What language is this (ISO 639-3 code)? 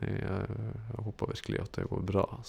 nor